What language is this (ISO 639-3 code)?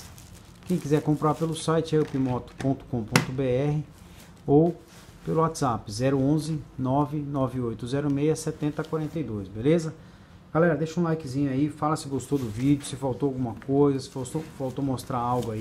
por